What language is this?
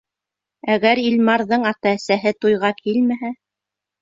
Bashkir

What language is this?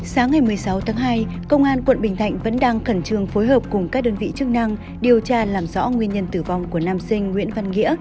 Vietnamese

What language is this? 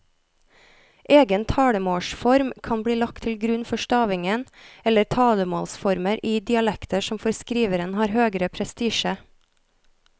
Norwegian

